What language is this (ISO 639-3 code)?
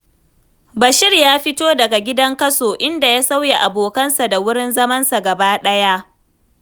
hau